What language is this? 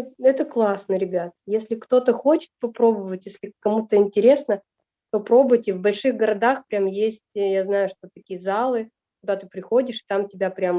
Russian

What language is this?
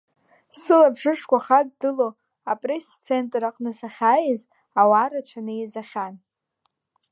Abkhazian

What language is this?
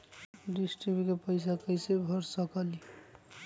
Magahi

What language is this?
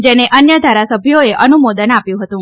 Gujarati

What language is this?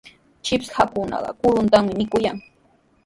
Sihuas Ancash Quechua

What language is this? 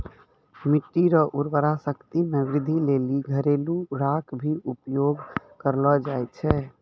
Maithili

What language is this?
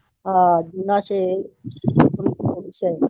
Gujarati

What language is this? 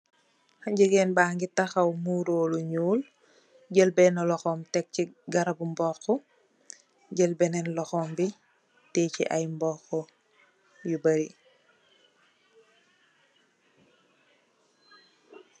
Wolof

